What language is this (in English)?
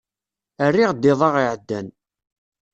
Kabyle